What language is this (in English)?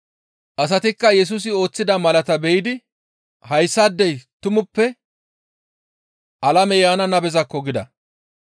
Gamo